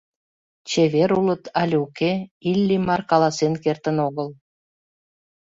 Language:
Mari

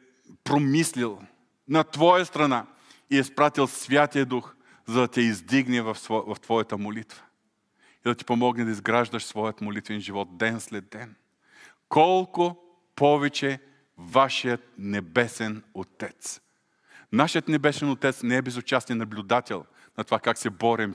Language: Bulgarian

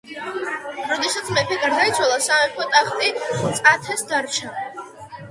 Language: Georgian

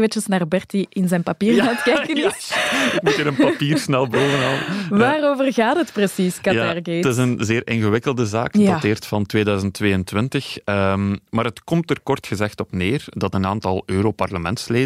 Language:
Dutch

